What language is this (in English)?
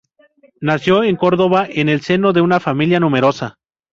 Spanish